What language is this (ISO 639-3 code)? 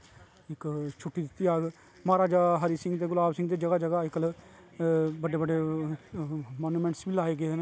doi